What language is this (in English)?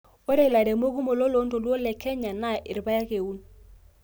Masai